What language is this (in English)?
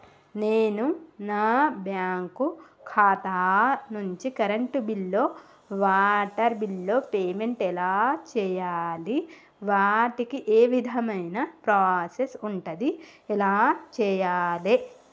Telugu